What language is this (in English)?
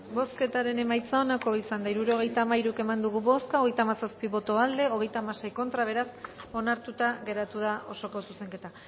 Basque